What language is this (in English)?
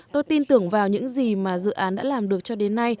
Vietnamese